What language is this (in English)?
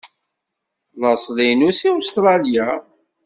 Kabyle